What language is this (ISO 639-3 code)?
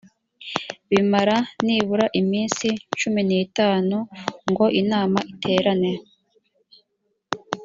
kin